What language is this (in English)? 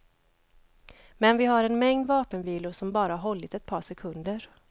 Swedish